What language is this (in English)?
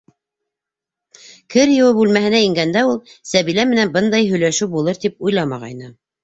Bashkir